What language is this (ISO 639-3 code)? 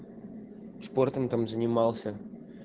rus